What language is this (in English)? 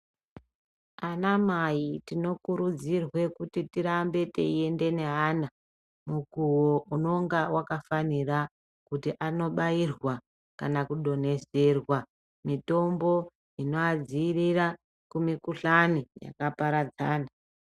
Ndau